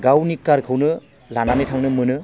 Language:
Bodo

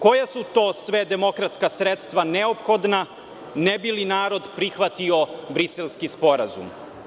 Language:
Serbian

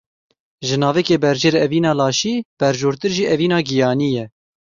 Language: Kurdish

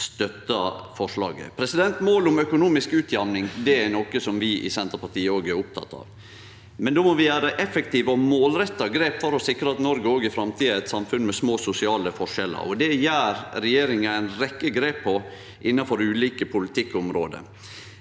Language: Norwegian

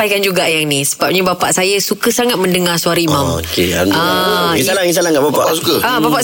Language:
Malay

